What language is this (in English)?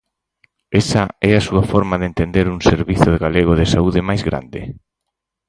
Galician